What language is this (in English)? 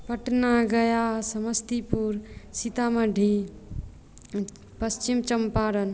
Maithili